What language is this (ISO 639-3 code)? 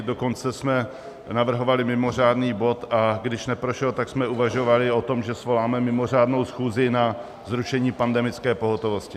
ces